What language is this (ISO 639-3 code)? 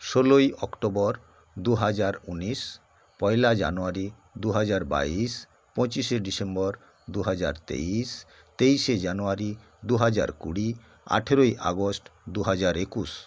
ben